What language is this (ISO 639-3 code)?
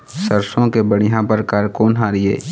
hne